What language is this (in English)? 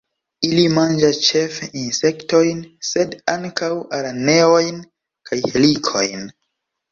Esperanto